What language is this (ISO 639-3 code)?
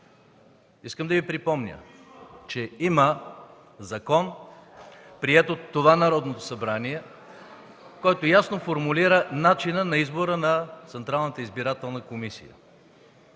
bul